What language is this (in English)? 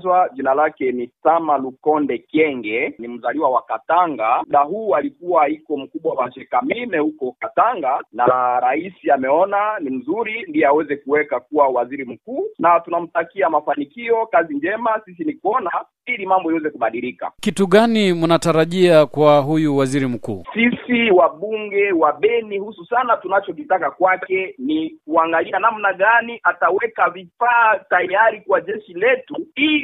Swahili